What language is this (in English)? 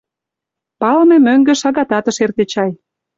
Mari